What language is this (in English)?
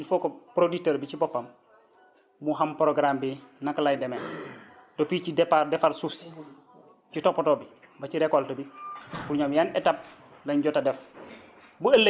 Wolof